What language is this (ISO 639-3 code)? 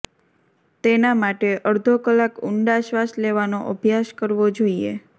guj